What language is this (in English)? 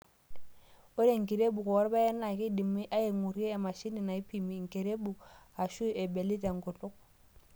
Masai